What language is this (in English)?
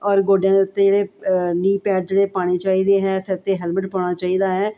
Punjabi